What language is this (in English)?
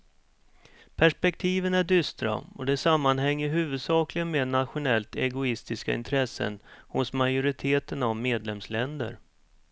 Swedish